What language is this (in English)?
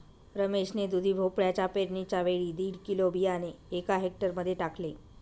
Marathi